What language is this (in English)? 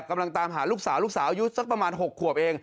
Thai